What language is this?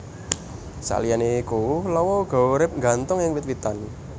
Javanese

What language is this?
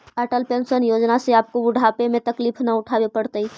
Magahi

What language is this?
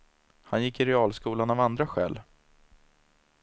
Swedish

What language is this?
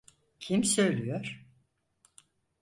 Turkish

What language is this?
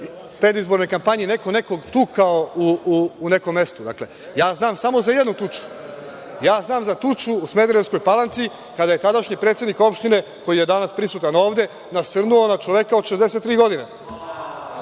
Serbian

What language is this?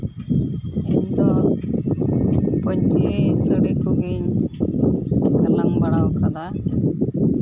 Santali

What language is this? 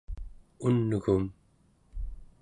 Central Yupik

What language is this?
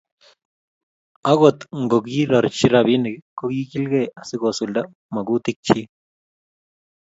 Kalenjin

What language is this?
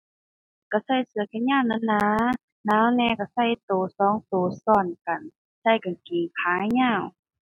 Thai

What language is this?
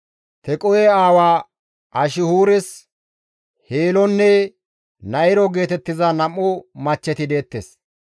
Gamo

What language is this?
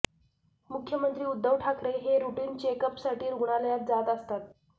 Marathi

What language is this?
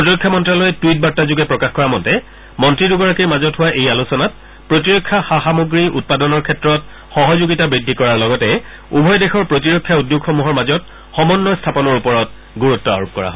Assamese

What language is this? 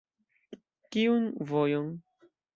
Esperanto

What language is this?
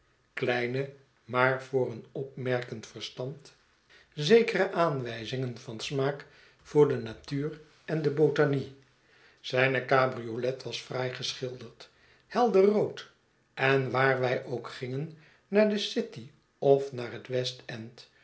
Dutch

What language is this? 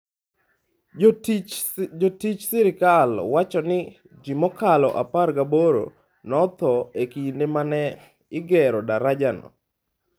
Luo (Kenya and Tanzania)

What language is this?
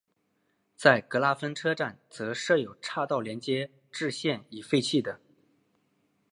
Chinese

